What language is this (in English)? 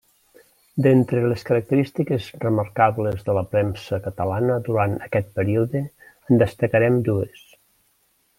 Catalan